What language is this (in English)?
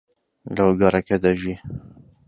Central Kurdish